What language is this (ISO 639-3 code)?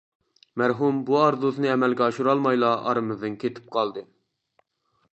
uig